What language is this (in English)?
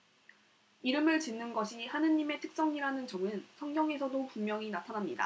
Korean